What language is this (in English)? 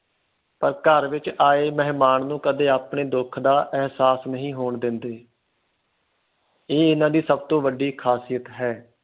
Punjabi